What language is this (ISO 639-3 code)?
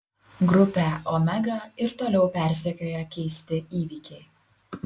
lit